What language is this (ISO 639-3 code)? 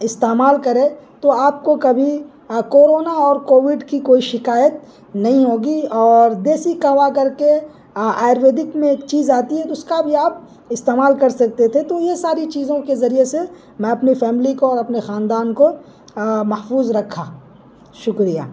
urd